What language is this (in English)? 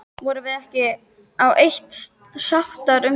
Icelandic